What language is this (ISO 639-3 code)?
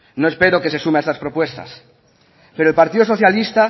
spa